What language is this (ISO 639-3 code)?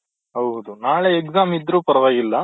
kan